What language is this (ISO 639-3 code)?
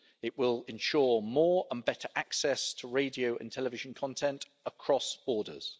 eng